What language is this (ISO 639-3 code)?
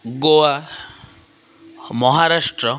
ori